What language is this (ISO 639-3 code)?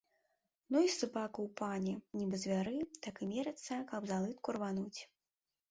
bel